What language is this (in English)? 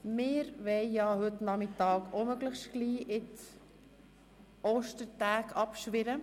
Swiss German